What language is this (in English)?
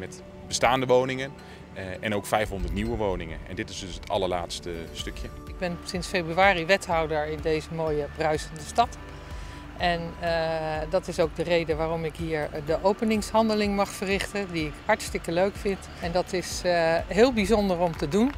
Dutch